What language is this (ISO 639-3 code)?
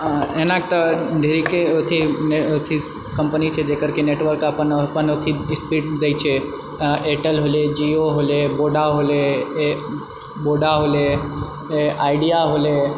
mai